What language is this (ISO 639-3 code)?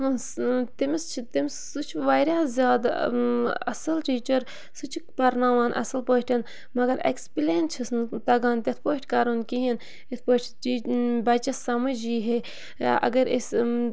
kas